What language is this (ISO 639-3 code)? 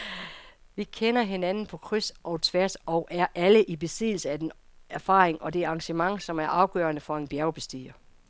dan